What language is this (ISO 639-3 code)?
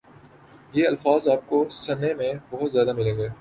urd